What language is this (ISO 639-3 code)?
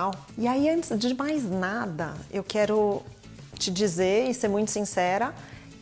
por